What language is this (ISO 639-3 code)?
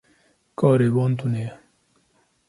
kur